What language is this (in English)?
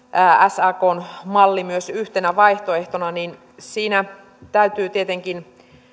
Finnish